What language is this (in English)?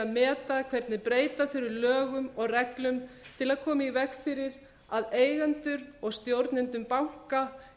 Icelandic